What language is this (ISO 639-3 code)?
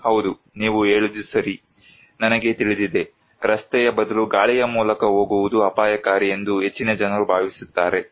kan